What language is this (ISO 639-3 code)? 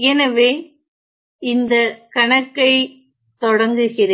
tam